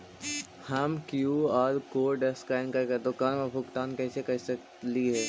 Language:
Magahi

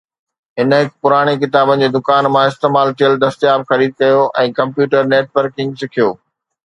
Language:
Sindhi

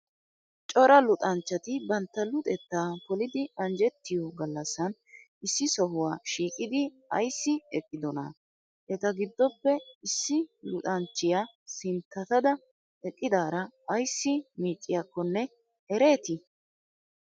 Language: Wolaytta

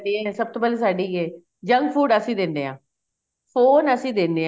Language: Punjabi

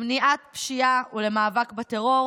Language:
Hebrew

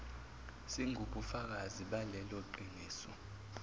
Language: Zulu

